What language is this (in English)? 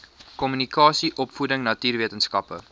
Afrikaans